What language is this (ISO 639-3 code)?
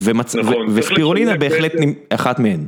heb